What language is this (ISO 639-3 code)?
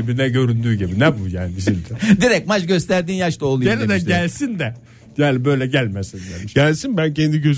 tur